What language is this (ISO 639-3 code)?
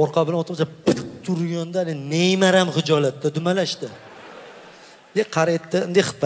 tur